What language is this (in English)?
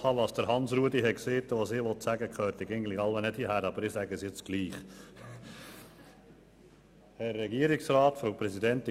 Swiss German